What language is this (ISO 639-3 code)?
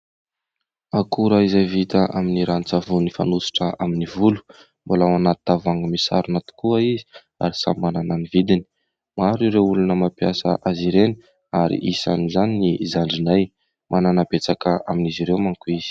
mlg